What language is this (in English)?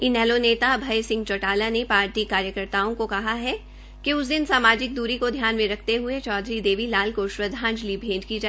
Hindi